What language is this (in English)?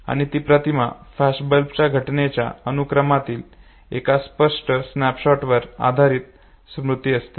Marathi